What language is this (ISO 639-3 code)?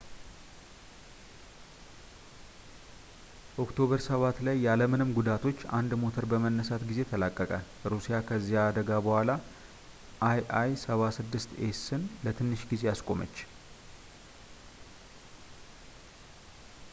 amh